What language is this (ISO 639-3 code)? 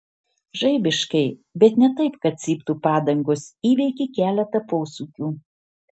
lit